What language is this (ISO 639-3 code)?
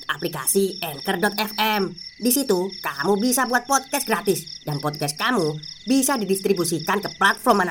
ind